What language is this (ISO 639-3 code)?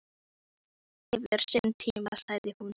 isl